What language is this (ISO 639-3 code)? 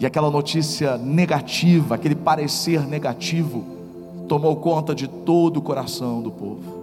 por